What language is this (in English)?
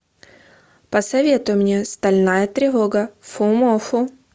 Russian